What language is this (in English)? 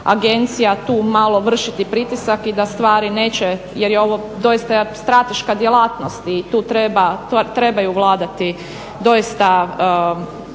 Croatian